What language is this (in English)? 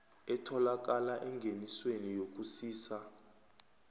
South Ndebele